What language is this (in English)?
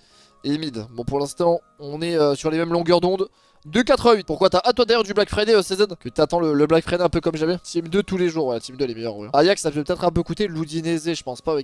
French